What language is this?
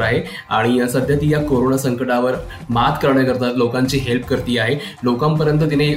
Hindi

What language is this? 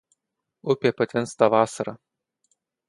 Lithuanian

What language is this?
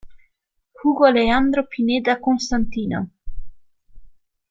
Italian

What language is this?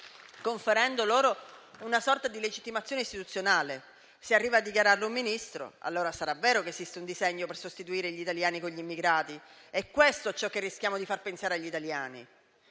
Italian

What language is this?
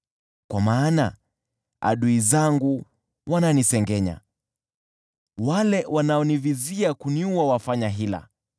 Swahili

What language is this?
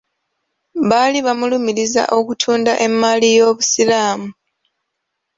Ganda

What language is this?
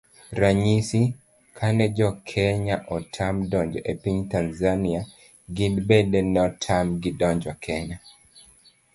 Luo (Kenya and Tanzania)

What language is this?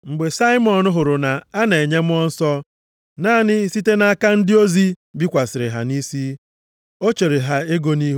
Igbo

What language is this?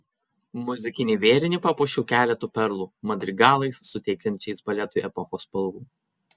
Lithuanian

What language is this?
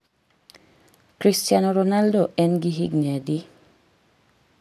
Luo (Kenya and Tanzania)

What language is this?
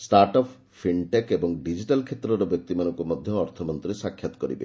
Odia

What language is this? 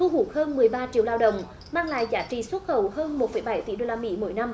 Vietnamese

